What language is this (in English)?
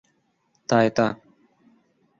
Urdu